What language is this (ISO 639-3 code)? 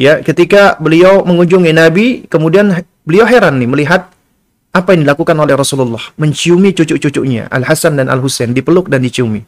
ind